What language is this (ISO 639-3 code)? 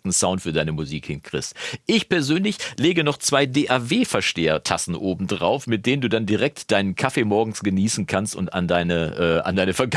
deu